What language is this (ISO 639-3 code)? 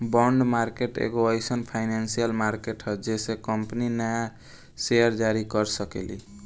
bho